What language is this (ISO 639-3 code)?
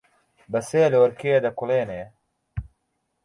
ckb